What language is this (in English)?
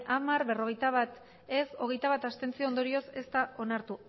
Basque